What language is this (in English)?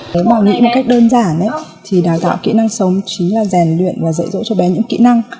Vietnamese